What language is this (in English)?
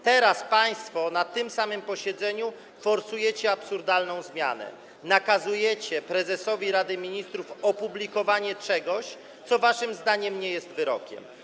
Polish